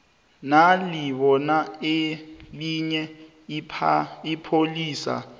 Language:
South Ndebele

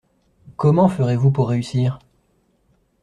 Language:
French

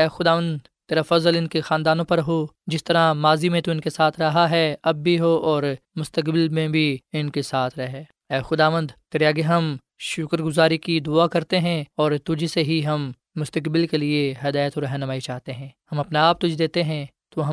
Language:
Urdu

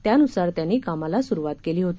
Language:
Marathi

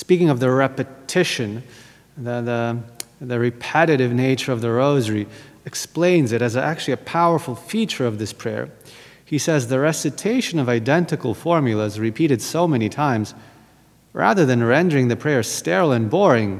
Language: English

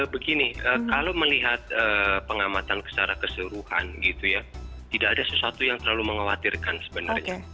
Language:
Indonesian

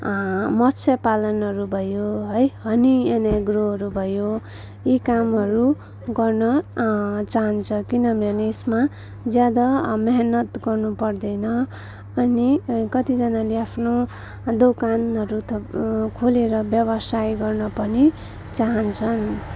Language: Nepali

